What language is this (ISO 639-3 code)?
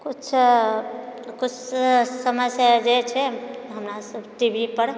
mai